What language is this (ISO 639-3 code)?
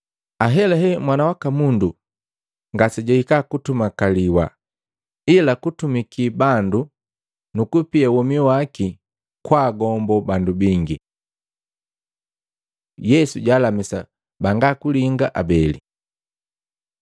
mgv